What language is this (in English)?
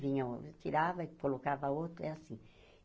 Portuguese